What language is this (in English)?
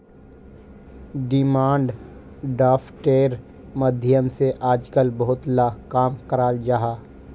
Magahi